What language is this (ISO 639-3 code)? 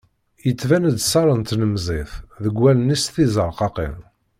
kab